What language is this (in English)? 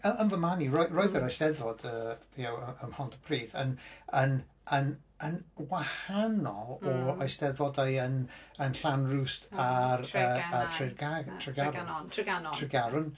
Welsh